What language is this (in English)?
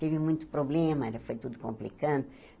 Portuguese